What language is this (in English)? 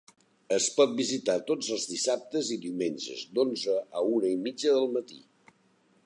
Catalan